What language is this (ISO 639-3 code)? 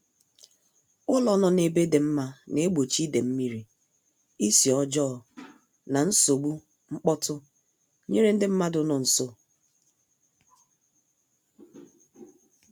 ibo